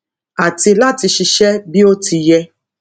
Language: Yoruba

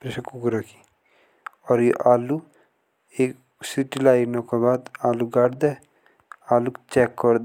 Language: Jaunsari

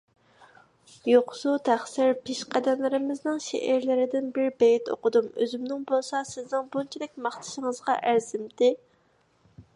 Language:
Uyghur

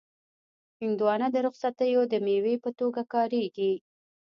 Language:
Pashto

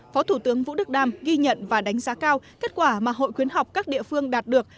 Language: Vietnamese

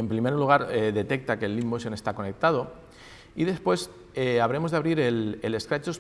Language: Spanish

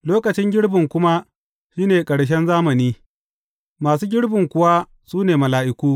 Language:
Hausa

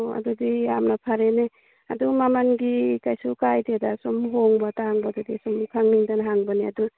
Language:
Manipuri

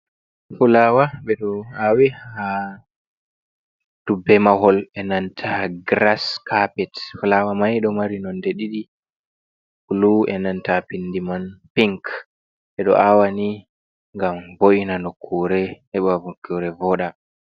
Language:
Fula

